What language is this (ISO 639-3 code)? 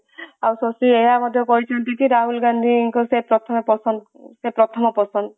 ori